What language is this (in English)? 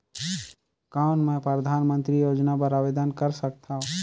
Chhattisgarhi